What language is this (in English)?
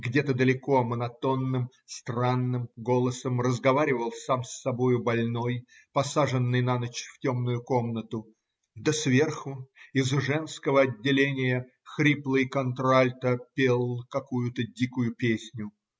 Russian